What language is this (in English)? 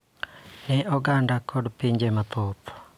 Luo (Kenya and Tanzania)